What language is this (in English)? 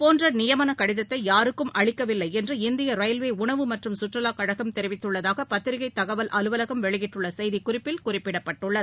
Tamil